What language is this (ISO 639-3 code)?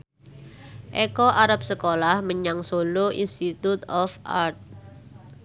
jav